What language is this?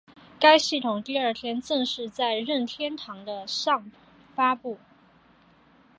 Chinese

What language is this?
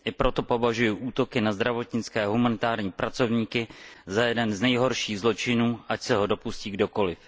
Czech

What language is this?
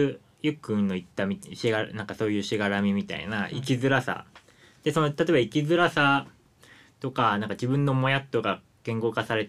Japanese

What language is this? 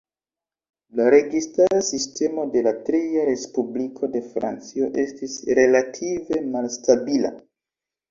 Esperanto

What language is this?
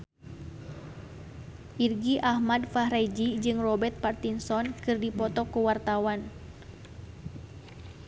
Sundanese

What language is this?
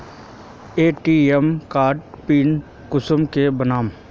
Magahi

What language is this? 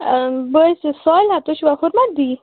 Kashmiri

